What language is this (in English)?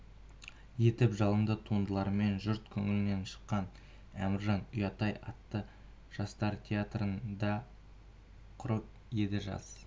Kazakh